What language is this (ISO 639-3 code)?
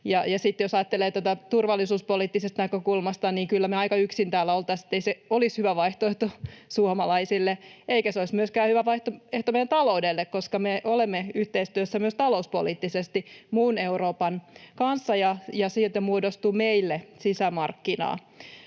fin